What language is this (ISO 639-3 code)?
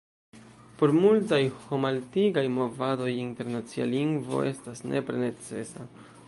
epo